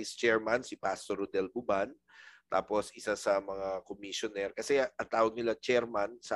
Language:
Filipino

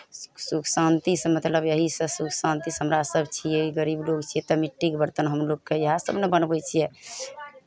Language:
Maithili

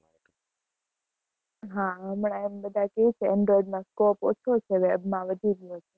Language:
Gujarati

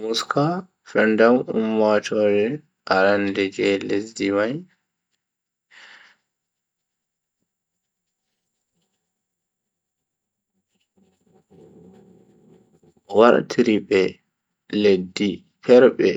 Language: Bagirmi Fulfulde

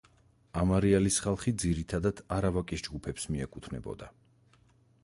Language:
Georgian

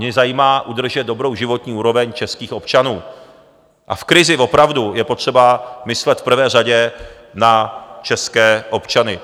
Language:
Czech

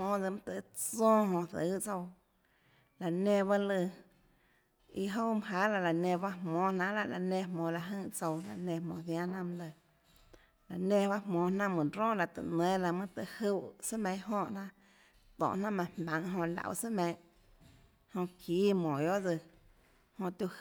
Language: Tlacoatzintepec Chinantec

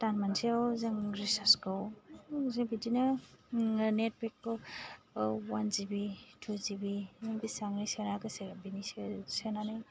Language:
Bodo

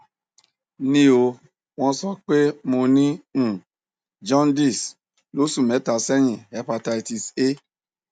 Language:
Yoruba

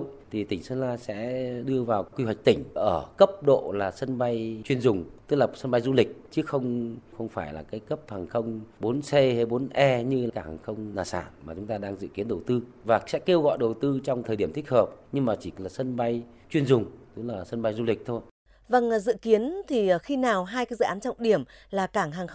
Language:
Vietnamese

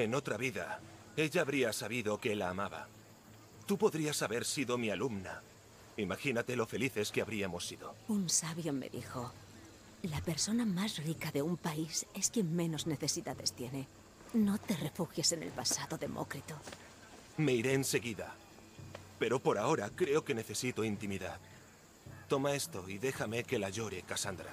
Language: Spanish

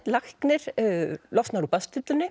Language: Icelandic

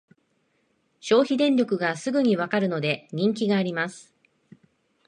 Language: Japanese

